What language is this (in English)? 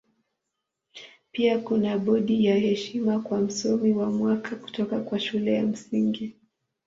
Swahili